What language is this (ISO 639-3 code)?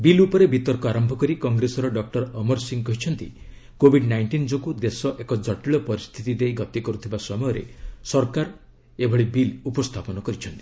ori